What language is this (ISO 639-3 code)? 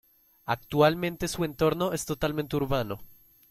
spa